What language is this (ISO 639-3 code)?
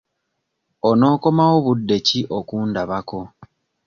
lug